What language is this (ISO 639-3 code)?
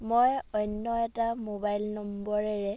asm